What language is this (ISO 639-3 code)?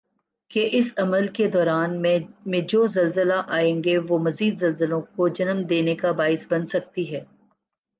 urd